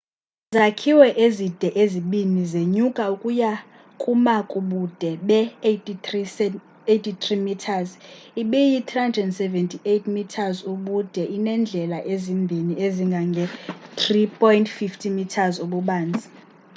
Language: Xhosa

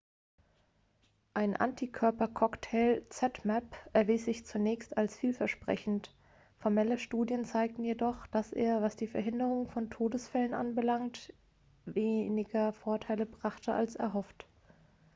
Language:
German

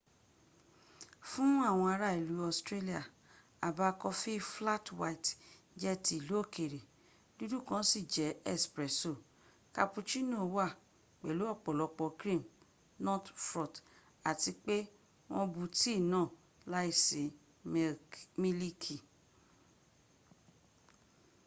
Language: Yoruba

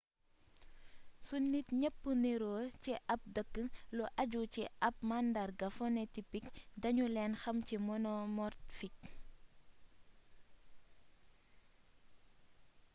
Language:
Wolof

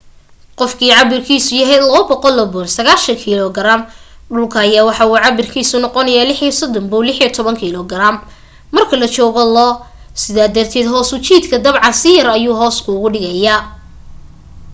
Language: Somali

